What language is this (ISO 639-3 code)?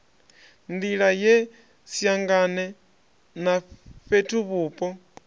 ven